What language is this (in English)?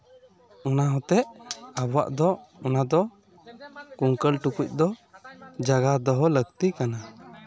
Santali